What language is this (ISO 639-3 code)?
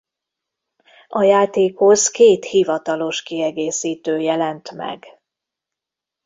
hun